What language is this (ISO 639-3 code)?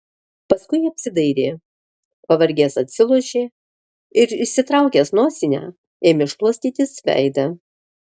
lit